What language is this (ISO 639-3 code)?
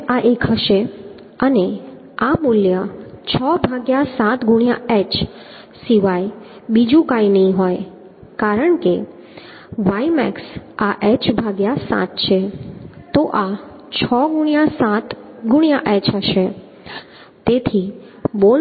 guj